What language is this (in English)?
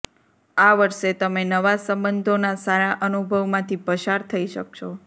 Gujarati